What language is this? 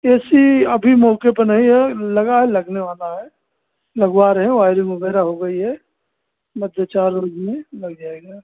Hindi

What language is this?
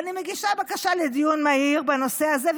Hebrew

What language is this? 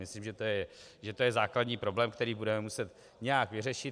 Czech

